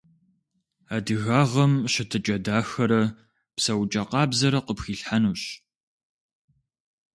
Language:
Kabardian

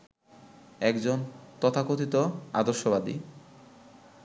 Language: Bangla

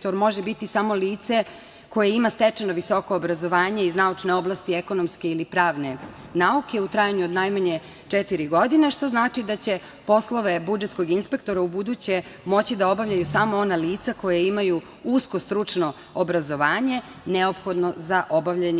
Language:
Serbian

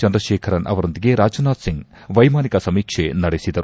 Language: Kannada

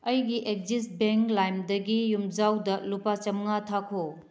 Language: Manipuri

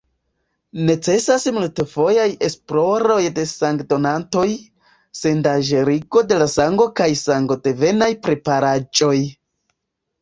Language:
Esperanto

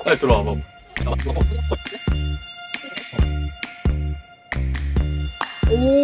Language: Korean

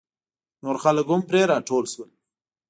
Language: Pashto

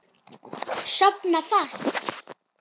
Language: Icelandic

